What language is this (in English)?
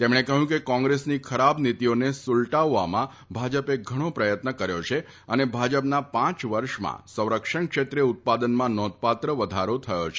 Gujarati